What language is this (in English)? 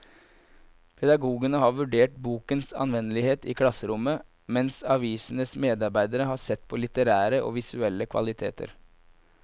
Norwegian